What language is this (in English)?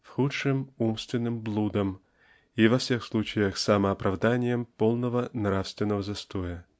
Russian